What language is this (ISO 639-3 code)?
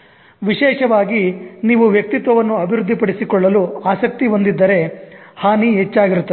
kan